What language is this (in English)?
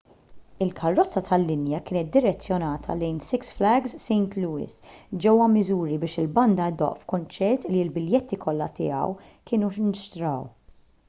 Maltese